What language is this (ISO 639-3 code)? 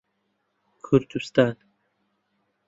ckb